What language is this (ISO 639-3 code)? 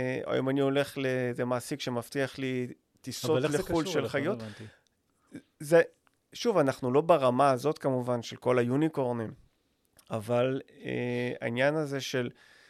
heb